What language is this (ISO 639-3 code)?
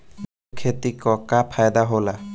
bho